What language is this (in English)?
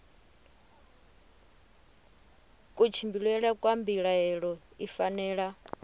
Venda